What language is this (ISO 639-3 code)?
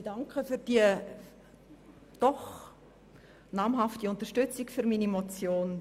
gsw